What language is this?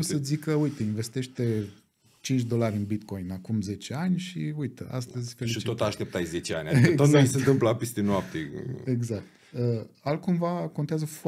Romanian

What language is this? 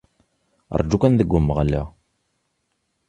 Kabyle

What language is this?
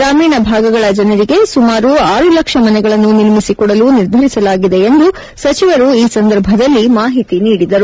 Kannada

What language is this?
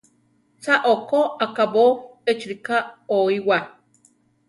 Central Tarahumara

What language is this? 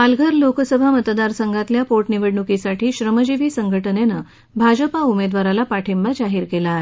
Marathi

